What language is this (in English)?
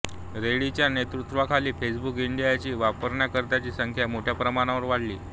Marathi